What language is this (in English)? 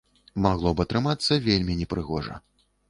Belarusian